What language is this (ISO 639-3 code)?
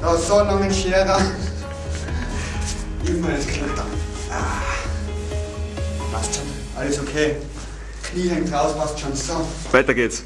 deu